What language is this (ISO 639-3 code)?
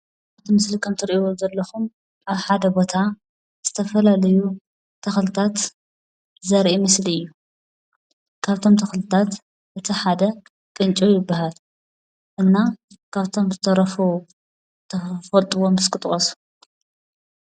tir